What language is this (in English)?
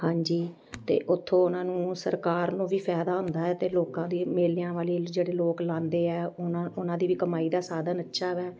Punjabi